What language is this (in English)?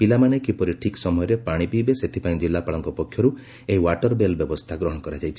Odia